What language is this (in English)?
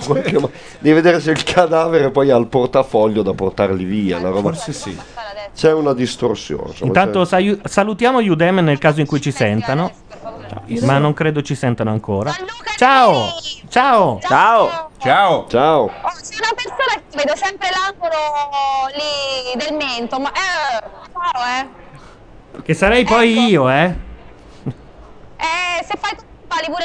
Italian